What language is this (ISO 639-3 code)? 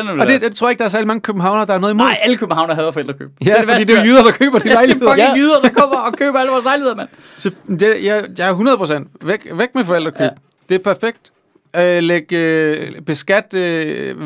dan